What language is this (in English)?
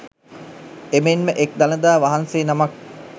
Sinhala